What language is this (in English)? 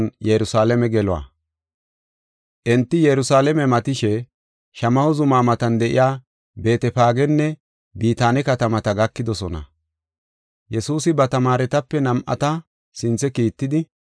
Gofa